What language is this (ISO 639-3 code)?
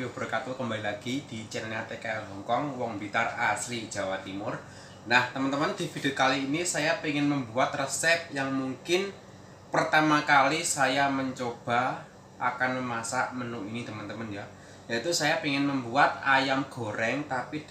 ind